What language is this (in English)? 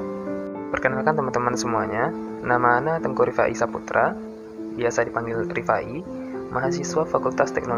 Indonesian